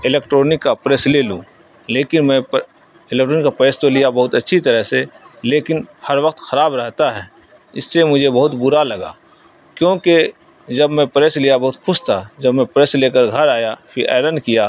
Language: Urdu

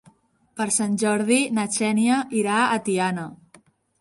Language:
Catalan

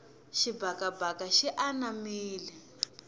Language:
Tsonga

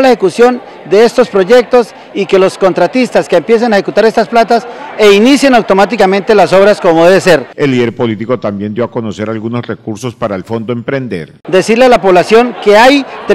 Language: Spanish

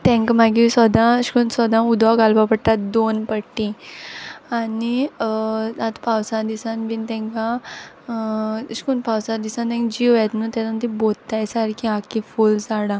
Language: Konkani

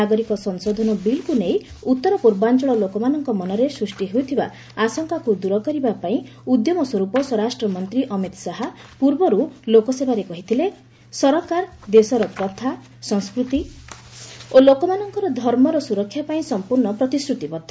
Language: Odia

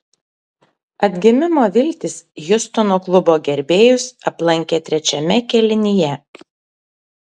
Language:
Lithuanian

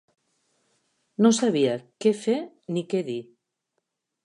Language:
Catalan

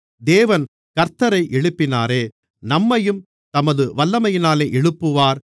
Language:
Tamil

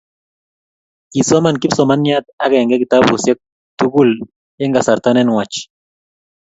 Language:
Kalenjin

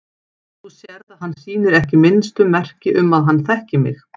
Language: Icelandic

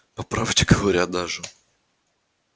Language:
Russian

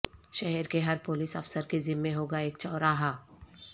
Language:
Urdu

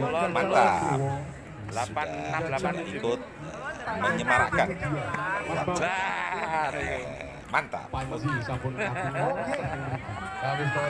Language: Indonesian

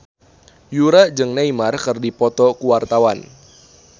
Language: Sundanese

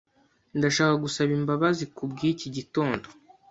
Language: Kinyarwanda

